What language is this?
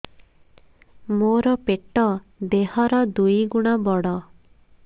Odia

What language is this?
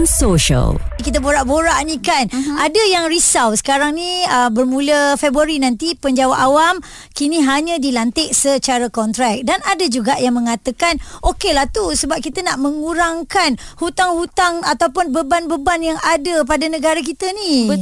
Malay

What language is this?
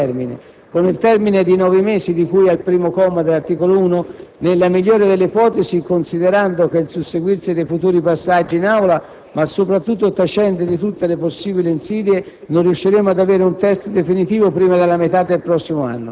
Italian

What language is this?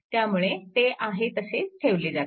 Marathi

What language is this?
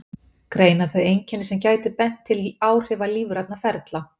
Icelandic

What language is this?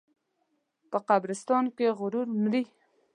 Pashto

